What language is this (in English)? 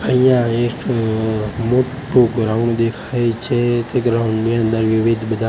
Gujarati